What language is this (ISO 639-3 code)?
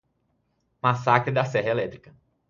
por